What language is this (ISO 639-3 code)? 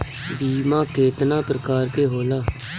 bho